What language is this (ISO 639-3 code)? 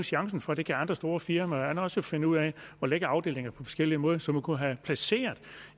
dan